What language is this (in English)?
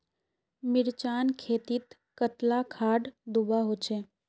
Magahi